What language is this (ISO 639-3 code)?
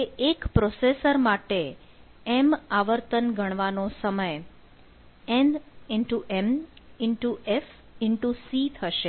guj